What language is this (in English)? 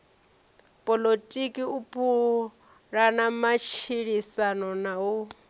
Venda